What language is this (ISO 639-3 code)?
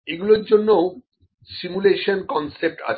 ben